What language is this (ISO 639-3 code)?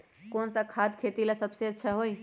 mag